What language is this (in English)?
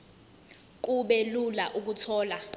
Zulu